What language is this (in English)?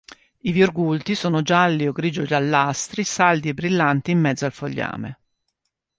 Italian